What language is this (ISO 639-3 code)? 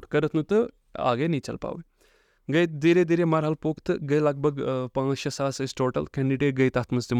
urd